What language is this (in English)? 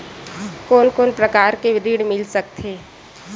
Chhattisgarhi